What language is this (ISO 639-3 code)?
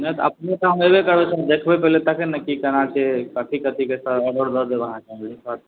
mai